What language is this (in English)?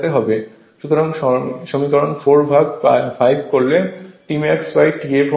Bangla